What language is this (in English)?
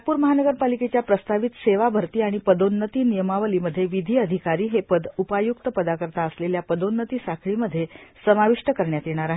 Marathi